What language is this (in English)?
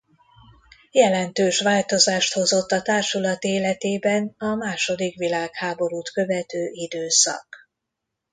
Hungarian